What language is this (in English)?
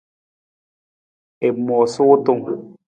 Nawdm